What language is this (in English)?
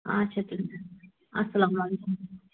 Kashmiri